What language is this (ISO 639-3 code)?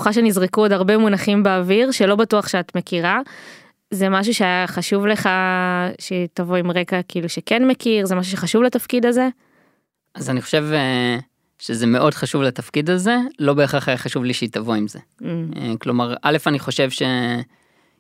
heb